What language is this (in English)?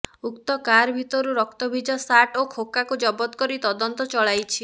Odia